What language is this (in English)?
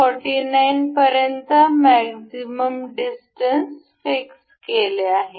Marathi